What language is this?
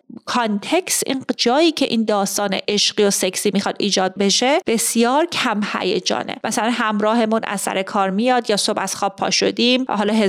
Persian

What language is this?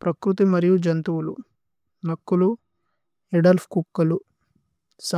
Tulu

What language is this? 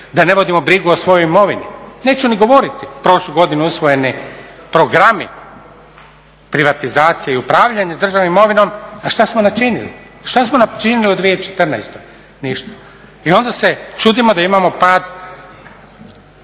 Croatian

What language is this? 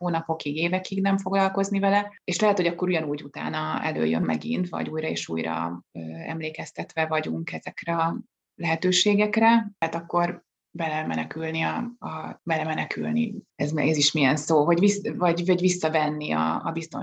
Hungarian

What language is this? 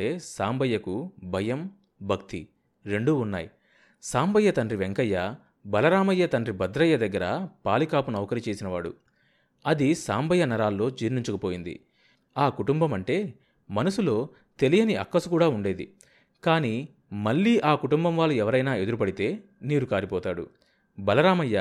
Telugu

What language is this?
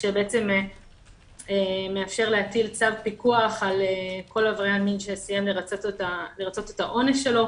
Hebrew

